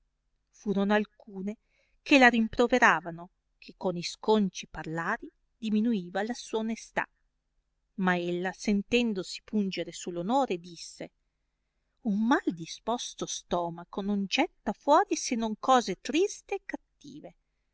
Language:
Italian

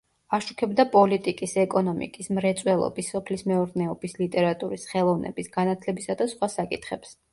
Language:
Georgian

